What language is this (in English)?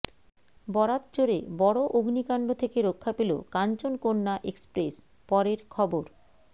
Bangla